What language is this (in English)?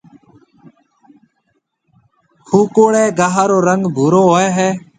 Marwari (Pakistan)